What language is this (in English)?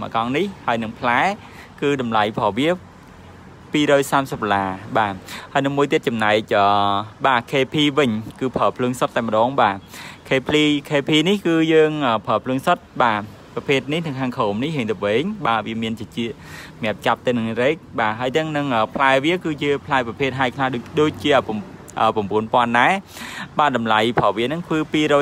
Vietnamese